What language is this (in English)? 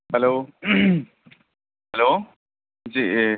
Urdu